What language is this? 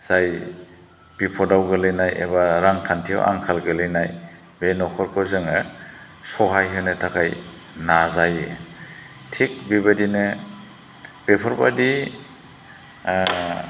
Bodo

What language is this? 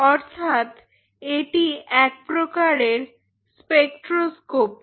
Bangla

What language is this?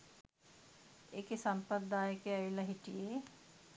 Sinhala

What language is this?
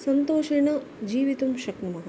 Sanskrit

